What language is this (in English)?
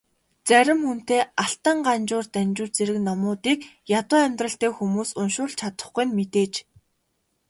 Mongolian